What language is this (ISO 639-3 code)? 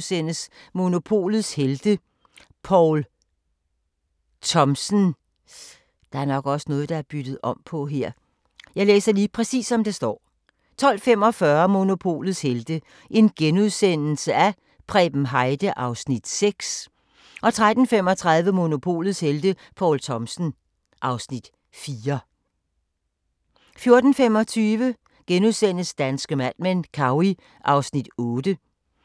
dan